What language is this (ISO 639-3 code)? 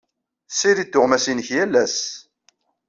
kab